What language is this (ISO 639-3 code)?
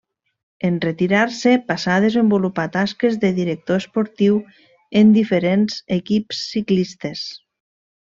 cat